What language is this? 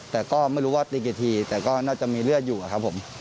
Thai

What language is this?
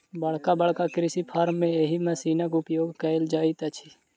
Maithili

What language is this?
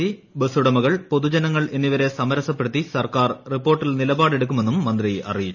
Malayalam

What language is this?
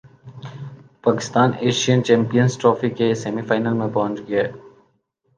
Urdu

